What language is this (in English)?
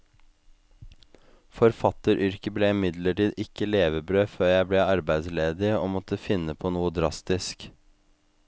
Norwegian